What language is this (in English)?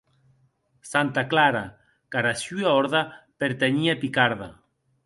Occitan